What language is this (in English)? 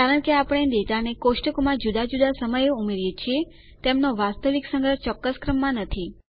Gujarati